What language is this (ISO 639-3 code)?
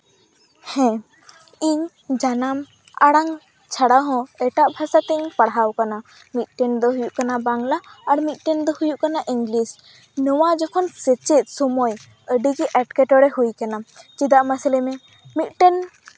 sat